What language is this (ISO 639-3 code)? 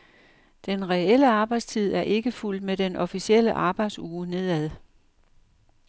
dan